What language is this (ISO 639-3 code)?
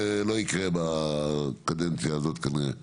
heb